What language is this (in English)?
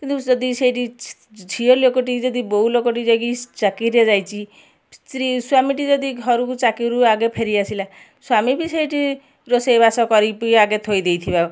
Odia